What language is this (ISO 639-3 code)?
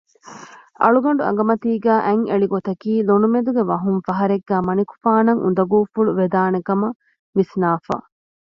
div